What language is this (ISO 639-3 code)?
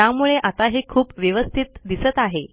mar